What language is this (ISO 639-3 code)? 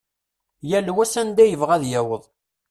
kab